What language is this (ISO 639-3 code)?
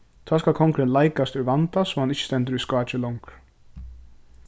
fao